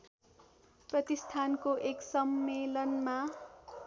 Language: Nepali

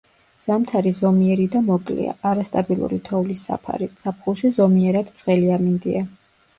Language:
Georgian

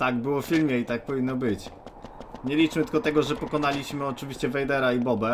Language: Polish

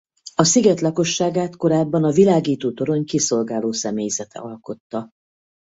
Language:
Hungarian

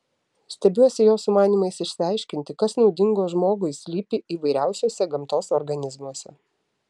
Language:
Lithuanian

